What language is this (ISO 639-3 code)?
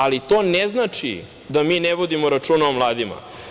srp